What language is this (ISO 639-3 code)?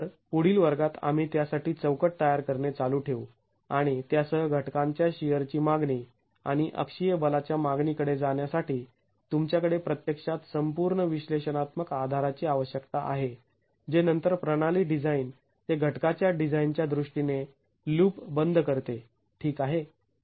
mar